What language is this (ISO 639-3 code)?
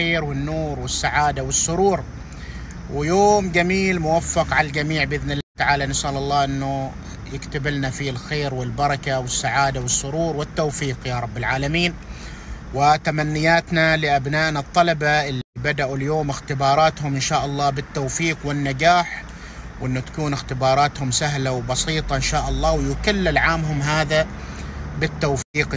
ara